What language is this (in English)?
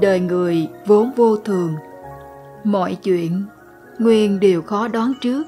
Vietnamese